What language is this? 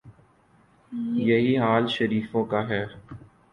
Urdu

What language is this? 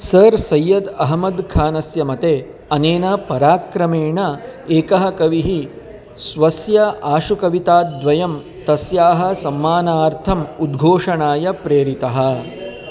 Sanskrit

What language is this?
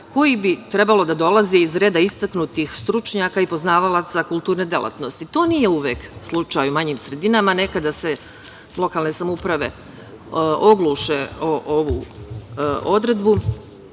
Serbian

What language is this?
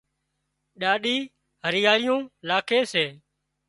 Wadiyara Koli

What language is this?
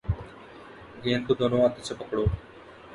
Urdu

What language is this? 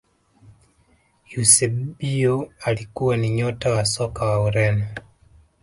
Swahili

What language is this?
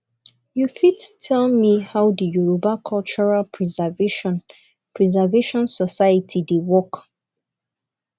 Nigerian Pidgin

